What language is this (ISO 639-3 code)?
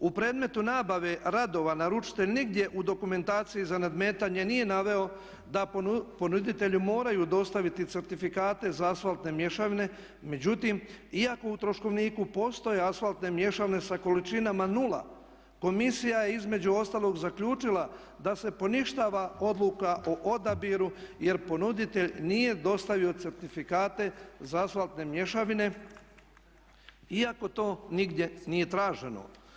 hrv